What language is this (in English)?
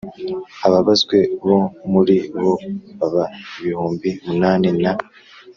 Kinyarwanda